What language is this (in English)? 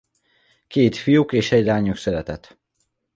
Hungarian